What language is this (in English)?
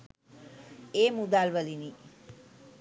Sinhala